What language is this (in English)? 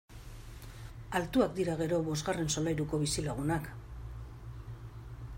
Basque